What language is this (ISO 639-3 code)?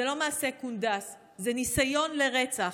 heb